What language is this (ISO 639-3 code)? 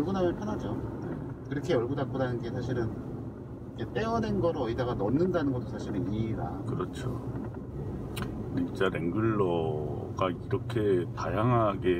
kor